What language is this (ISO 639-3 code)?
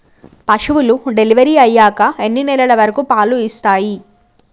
tel